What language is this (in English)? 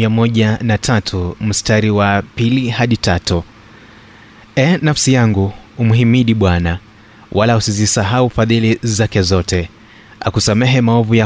Swahili